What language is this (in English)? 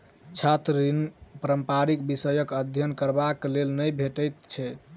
Maithili